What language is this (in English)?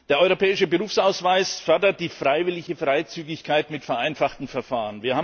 German